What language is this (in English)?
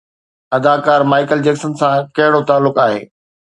Sindhi